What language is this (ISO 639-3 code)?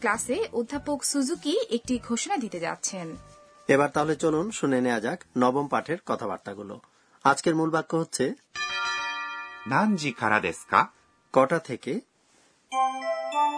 ben